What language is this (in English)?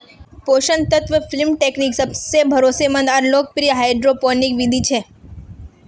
Magahi